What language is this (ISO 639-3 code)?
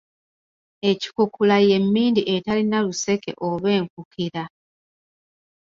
lug